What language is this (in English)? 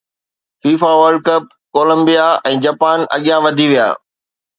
Sindhi